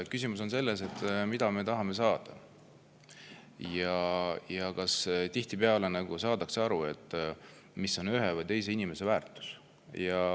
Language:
Estonian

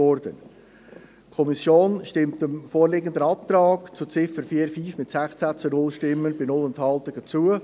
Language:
Swiss German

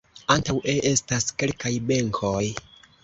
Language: Esperanto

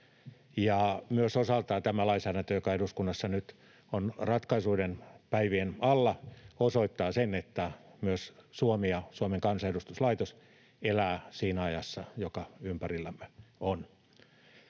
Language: Finnish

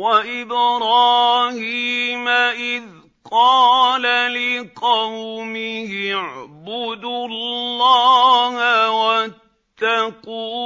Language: Arabic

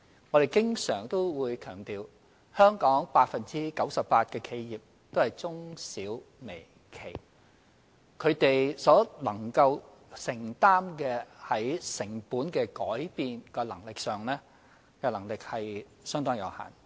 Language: Cantonese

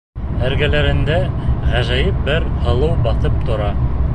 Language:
Bashkir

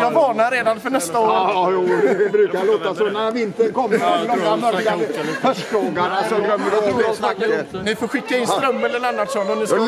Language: Swedish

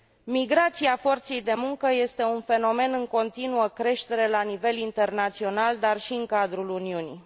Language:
Romanian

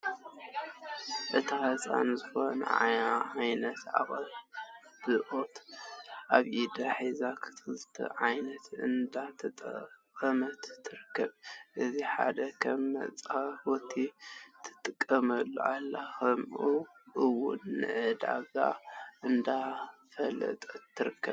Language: Tigrinya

